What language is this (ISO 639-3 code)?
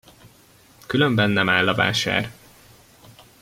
hun